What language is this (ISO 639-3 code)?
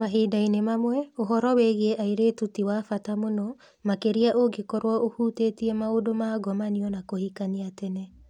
kik